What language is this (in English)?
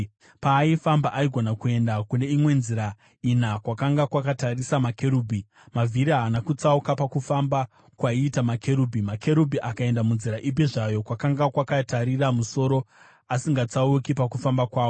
Shona